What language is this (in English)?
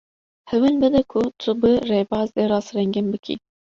Kurdish